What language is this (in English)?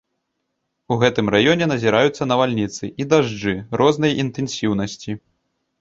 Belarusian